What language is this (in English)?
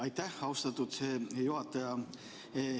Estonian